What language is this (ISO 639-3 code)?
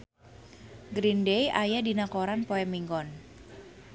sun